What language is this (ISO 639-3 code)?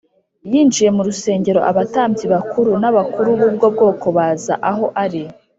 kin